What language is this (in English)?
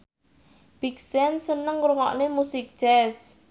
Javanese